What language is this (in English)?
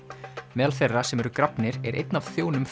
Icelandic